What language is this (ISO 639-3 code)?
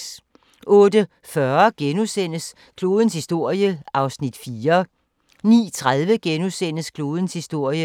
dan